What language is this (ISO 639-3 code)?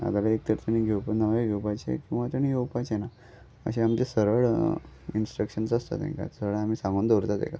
kok